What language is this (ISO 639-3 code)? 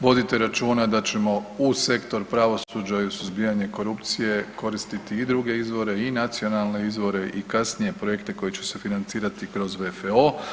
hrv